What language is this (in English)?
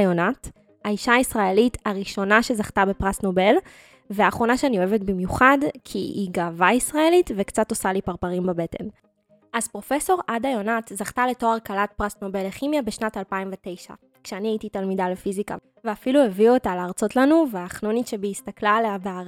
Hebrew